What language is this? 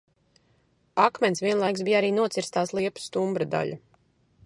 Latvian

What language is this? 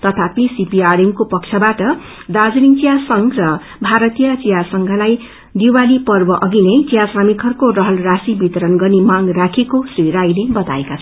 Nepali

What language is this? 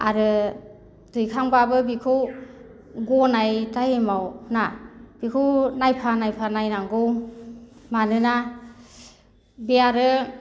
Bodo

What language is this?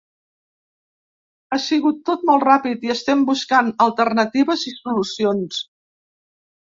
Catalan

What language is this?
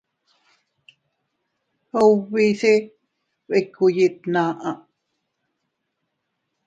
Teutila Cuicatec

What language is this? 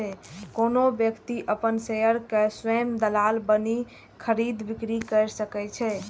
Maithili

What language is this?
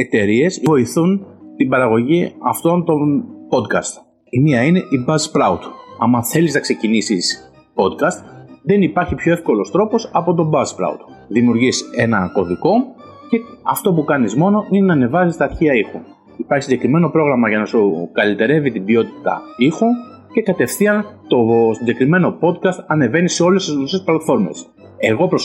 Greek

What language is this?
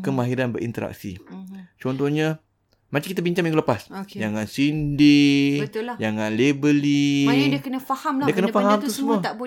Malay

